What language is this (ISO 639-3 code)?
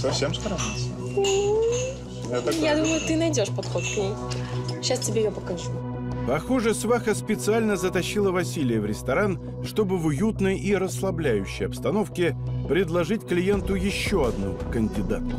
rus